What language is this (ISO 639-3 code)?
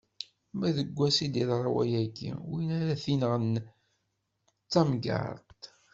kab